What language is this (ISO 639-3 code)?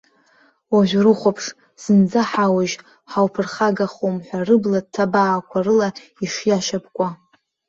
abk